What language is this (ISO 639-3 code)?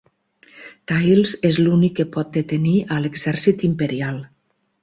cat